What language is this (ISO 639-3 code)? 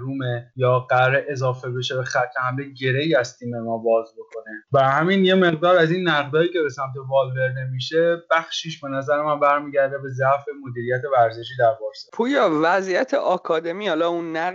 fas